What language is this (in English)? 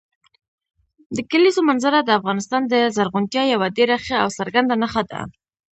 Pashto